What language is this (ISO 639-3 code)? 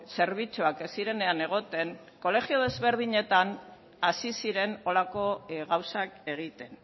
eus